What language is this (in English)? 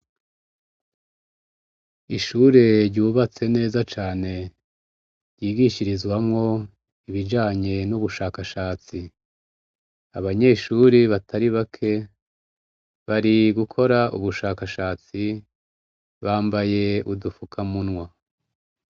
Rundi